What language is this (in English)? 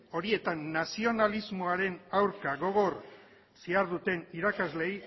Basque